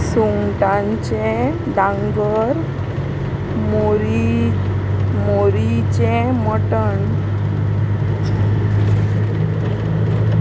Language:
Konkani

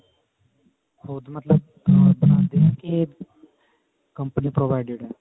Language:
Punjabi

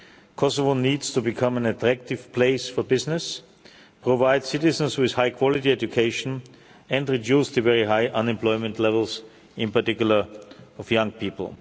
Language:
English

